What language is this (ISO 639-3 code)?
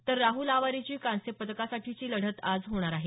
mar